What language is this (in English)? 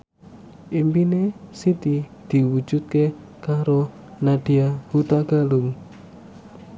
Javanese